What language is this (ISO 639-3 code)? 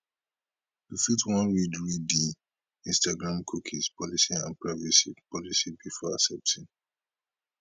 pcm